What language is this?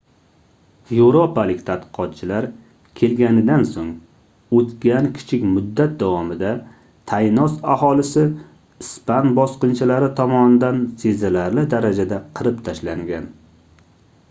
Uzbek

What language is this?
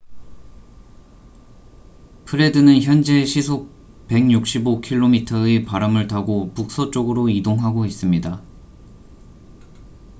Korean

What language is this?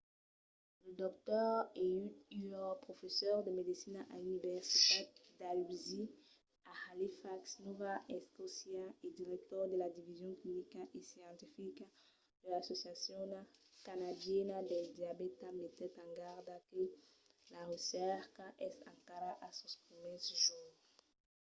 Occitan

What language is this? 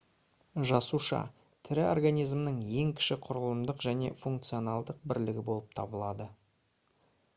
Kazakh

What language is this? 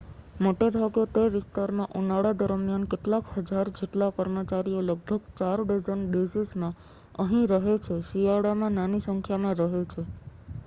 Gujarati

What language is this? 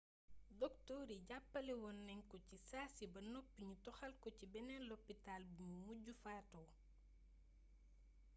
Wolof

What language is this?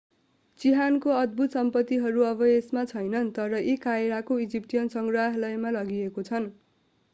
Nepali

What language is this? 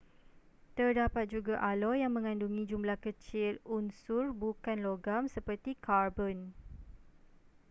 Malay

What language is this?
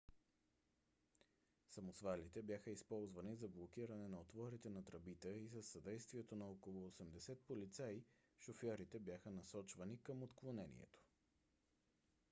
Bulgarian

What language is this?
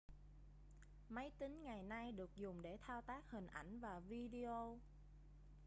Vietnamese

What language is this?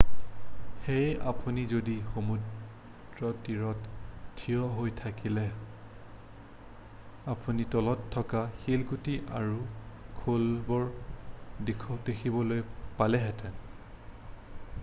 Assamese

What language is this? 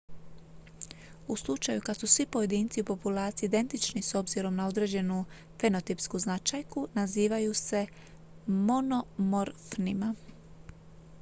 Croatian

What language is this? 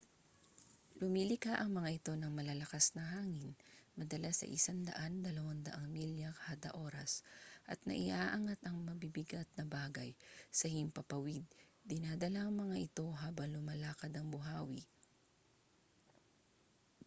Filipino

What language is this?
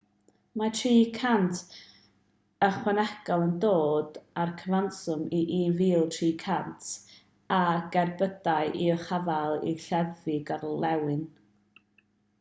Welsh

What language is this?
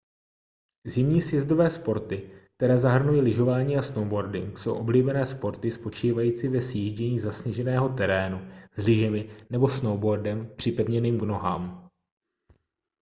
Czech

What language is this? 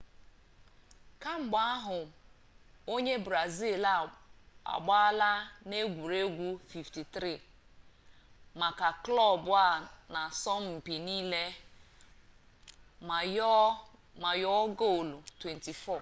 Igbo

